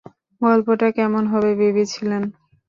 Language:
Bangla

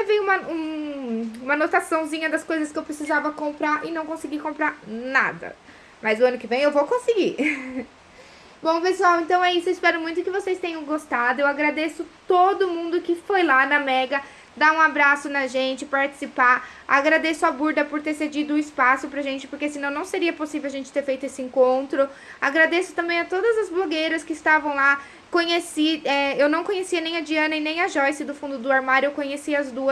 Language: Portuguese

